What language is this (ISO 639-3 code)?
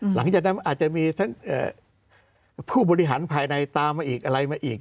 tha